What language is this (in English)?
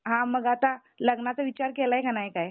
Marathi